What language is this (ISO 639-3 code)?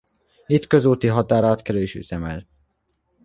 hun